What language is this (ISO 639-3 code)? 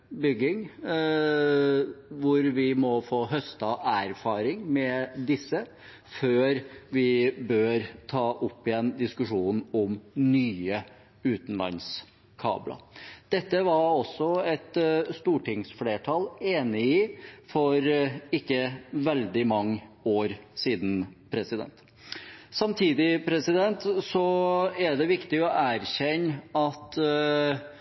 nob